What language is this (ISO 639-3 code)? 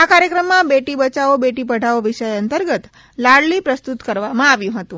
guj